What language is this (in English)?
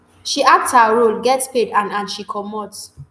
Nigerian Pidgin